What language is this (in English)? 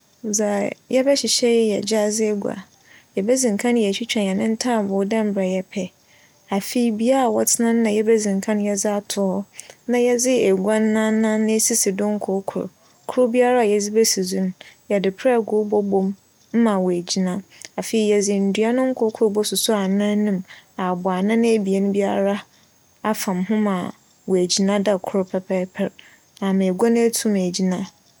Akan